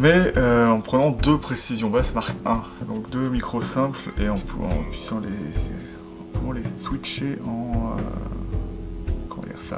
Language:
French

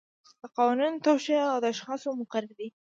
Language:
Pashto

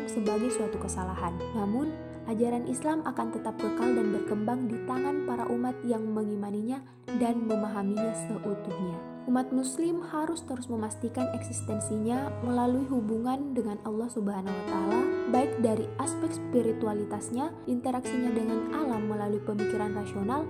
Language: Indonesian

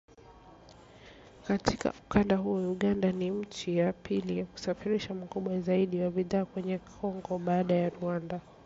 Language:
Swahili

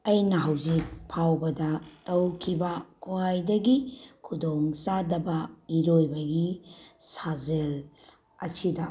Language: Manipuri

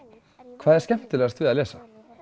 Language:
Icelandic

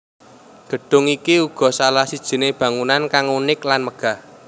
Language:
Javanese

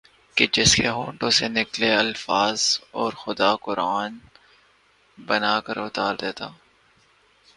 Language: Urdu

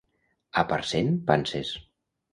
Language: Catalan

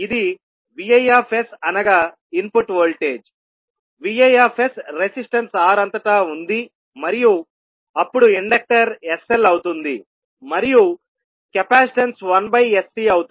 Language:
Telugu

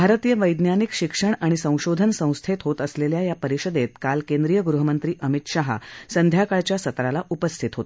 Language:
Marathi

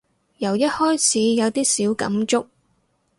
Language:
Cantonese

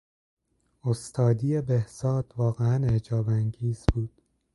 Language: Persian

